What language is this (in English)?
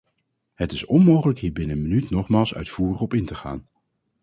Dutch